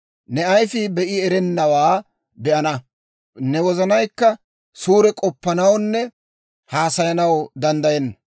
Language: Dawro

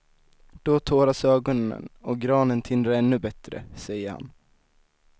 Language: Swedish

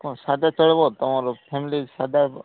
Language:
Odia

